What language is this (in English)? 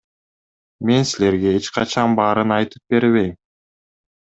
Kyrgyz